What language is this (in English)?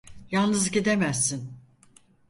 Turkish